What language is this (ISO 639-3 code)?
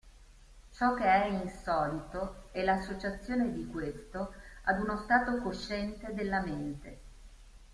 ita